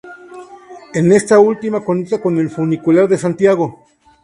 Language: Spanish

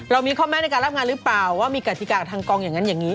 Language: Thai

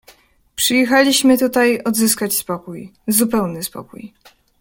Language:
Polish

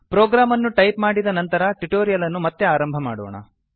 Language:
Kannada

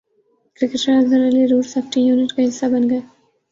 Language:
Urdu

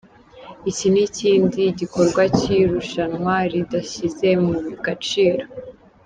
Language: Kinyarwanda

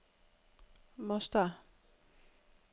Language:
Danish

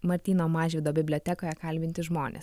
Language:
Lithuanian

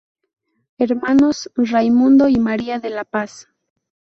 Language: Spanish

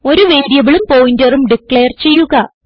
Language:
Malayalam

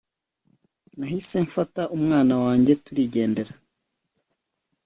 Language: Kinyarwanda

